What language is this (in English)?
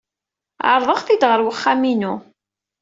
Kabyle